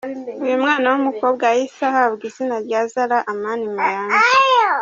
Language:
Kinyarwanda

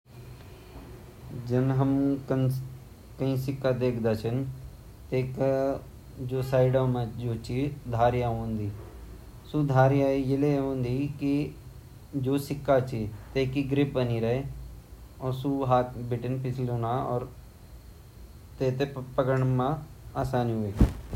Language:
Garhwali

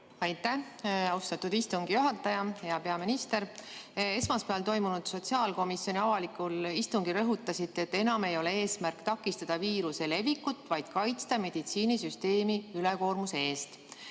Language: Estonian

